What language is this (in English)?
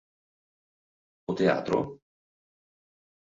Italian